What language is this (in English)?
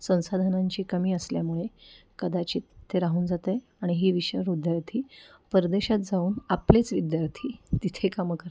Marathi